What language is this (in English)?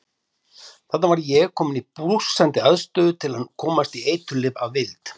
Icelandic